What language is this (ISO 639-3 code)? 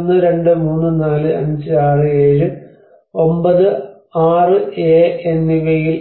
mal